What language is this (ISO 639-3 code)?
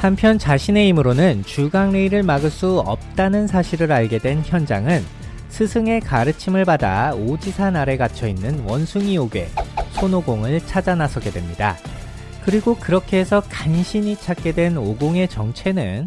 kor